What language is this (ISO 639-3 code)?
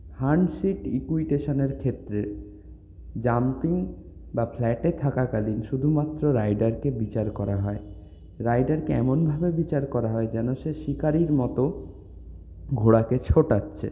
ben